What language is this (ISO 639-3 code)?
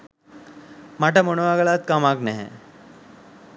sin